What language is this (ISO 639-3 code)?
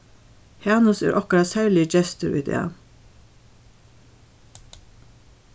fao